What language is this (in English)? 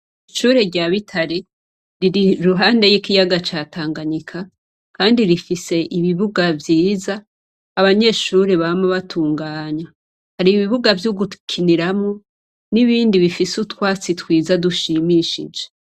Rundi